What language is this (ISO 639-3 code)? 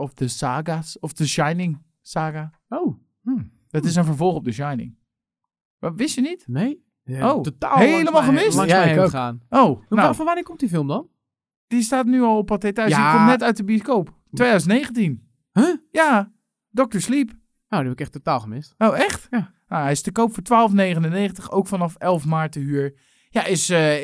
nld